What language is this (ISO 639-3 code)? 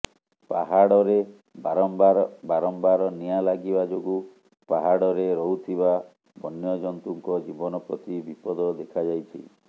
ori